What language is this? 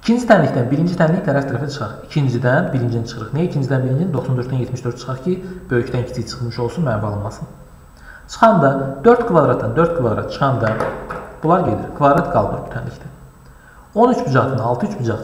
Turkish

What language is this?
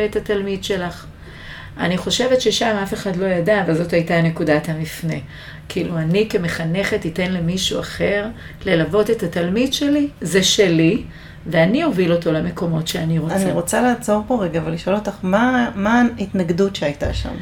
Hebrew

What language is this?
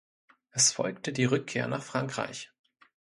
German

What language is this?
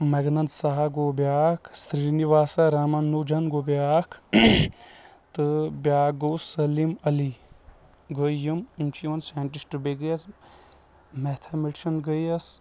Kashmiri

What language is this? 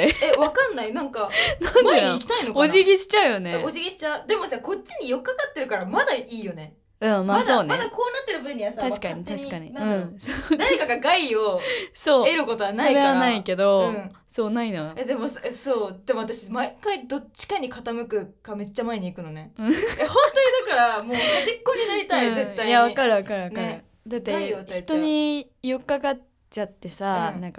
Japanese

